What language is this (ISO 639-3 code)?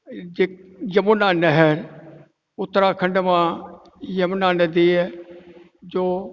snd